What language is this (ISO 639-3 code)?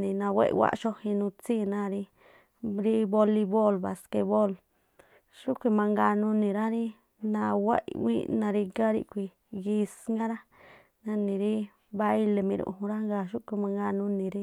tpl